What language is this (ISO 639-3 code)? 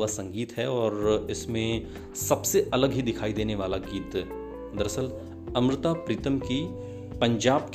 hin